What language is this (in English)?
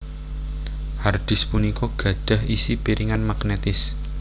Javanese